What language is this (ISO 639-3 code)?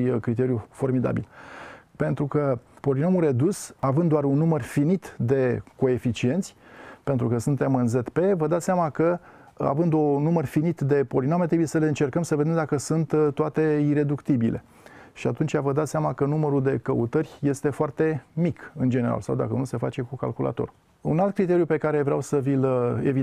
ron